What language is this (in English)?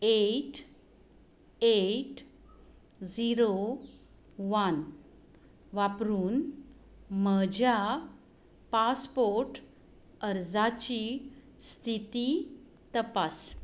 Konkani